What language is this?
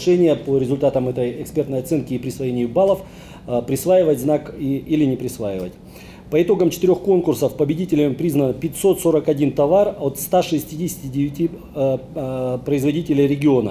Russian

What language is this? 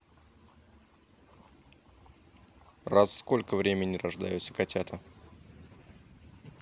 Russian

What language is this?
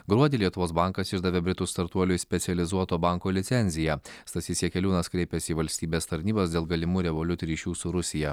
Lithuanian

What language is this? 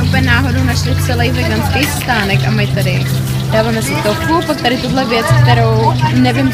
Czech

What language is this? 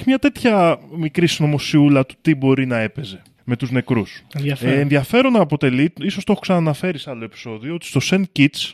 Greek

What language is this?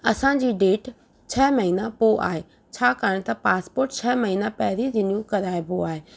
Sindhi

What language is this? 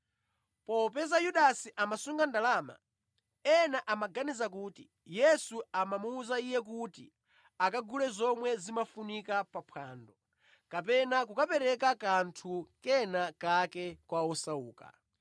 Nyanja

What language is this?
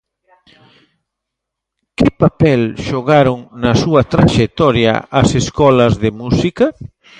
Galician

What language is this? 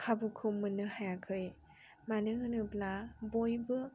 Bodo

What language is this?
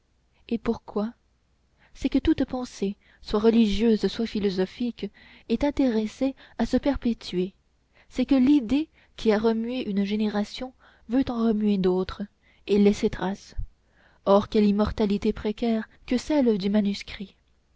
French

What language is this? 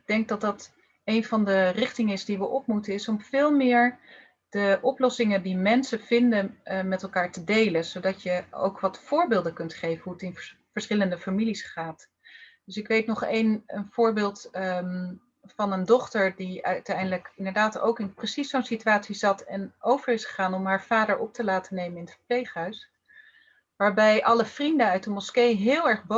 Dutch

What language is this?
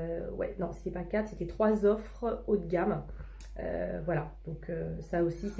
French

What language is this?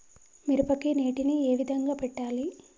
Telugu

